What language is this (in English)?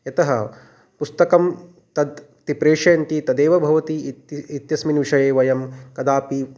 Sanskrit